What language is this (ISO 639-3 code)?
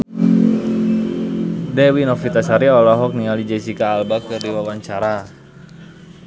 sun